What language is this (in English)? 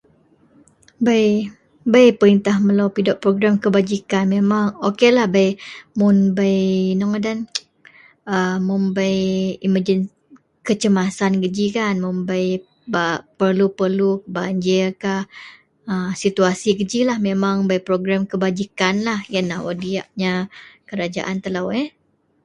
Central Melanau